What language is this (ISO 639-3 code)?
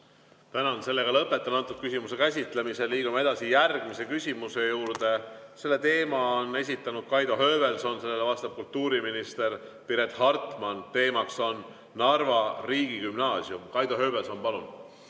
est